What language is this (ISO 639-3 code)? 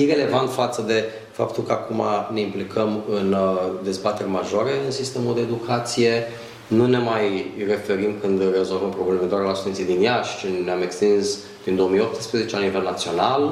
ron